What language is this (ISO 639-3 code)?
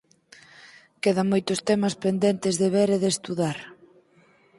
glg